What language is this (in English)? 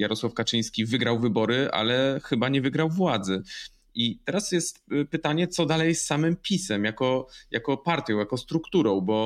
Polish